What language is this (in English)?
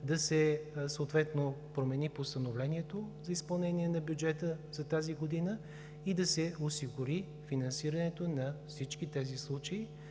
Bulgarian